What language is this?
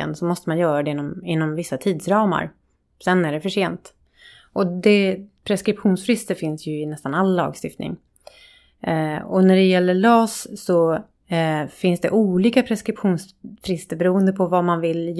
Swedish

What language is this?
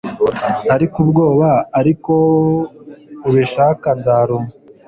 Kinyarwanda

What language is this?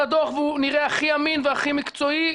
Hebrew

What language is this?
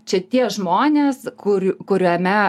Lithuanian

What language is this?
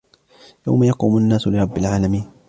Arabic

